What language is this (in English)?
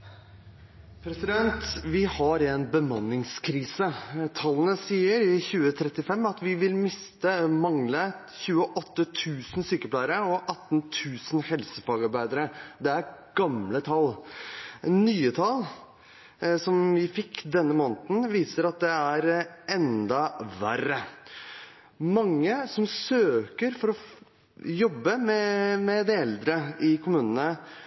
Norwegian Bokmål